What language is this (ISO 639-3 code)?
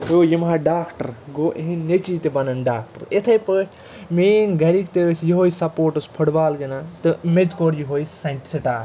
kas